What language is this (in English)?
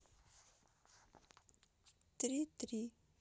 Russian